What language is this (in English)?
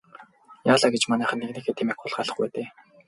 Mongolian